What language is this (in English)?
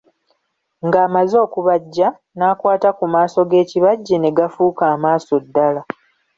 Ganda